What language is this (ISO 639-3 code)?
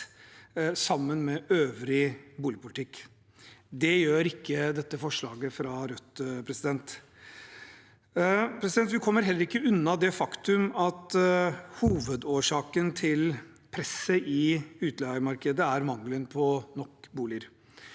nor